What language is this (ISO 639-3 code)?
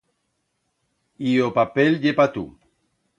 arg